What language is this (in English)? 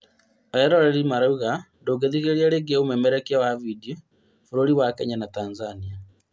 Kikuyu